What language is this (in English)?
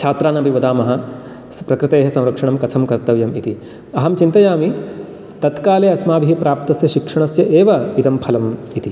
Sanskrit